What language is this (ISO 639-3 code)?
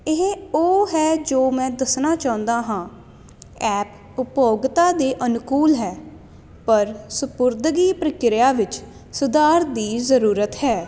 pan